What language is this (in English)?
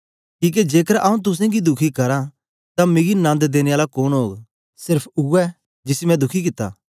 Dogri